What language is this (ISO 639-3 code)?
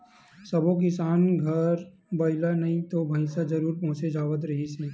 hne